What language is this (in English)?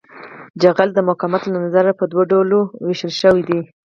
Pashto